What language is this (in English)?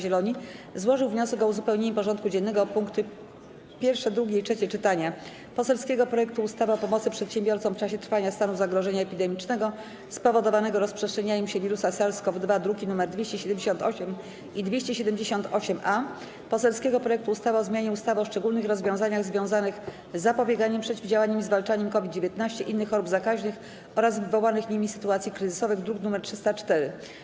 Polish